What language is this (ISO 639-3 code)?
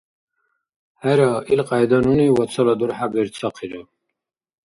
dar